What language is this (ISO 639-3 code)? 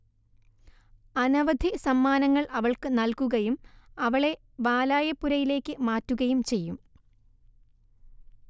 mal